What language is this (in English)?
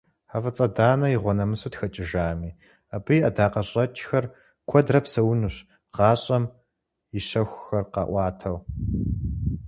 Kabardian